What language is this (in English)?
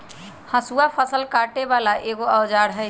Magahi